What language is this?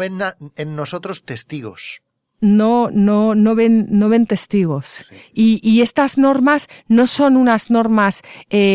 Spanish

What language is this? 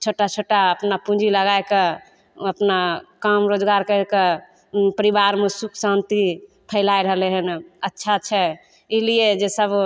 Maithili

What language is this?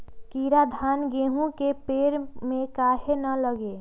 Magahi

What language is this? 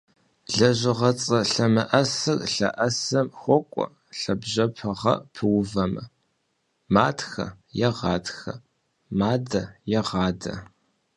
Kabardian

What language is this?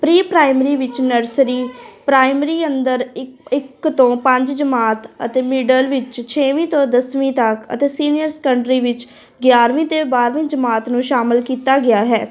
Punjabi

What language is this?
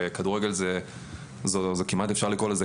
Hebrew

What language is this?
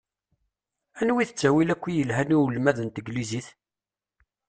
Kabyle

